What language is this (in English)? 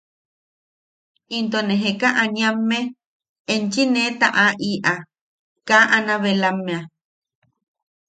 Yaqui